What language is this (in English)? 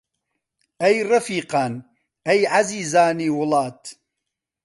Central Kurdish